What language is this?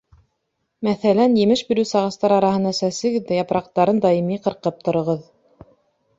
Bashkir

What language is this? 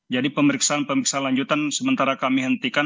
Indonesian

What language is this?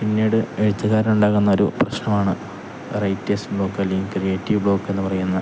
Malayalam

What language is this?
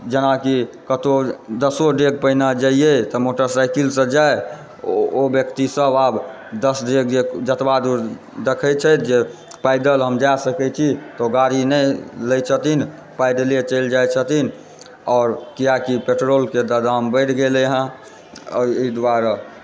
Maithili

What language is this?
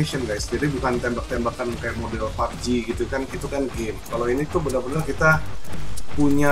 Indonesian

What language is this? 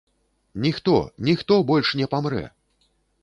Belarusian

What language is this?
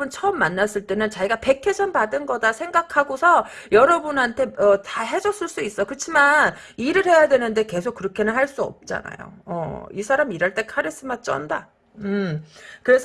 Korean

